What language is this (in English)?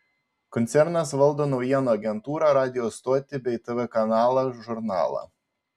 Lithuanian